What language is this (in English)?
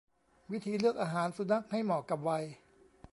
Thai